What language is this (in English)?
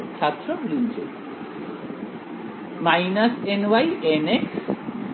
Bangla